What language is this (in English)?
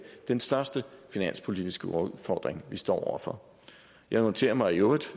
Danish